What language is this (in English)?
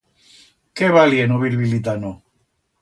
Aragonese